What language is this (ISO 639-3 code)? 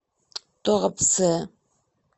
rus